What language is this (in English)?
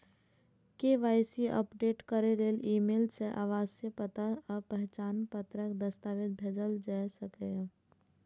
Maithili